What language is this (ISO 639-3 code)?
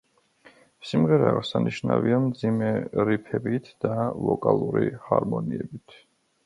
kat